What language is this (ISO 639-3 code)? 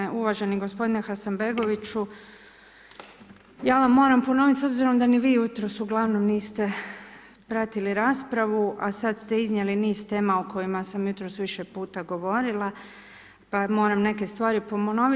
hrv